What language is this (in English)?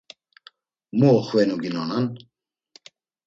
Laz